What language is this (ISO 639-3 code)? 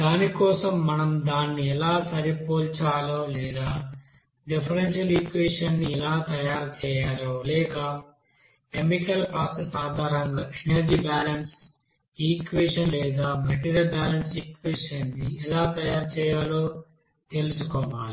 tel